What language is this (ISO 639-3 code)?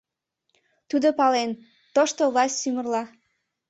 chm